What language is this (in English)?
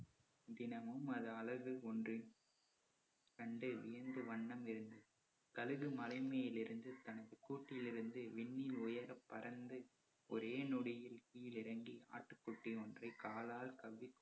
Tamil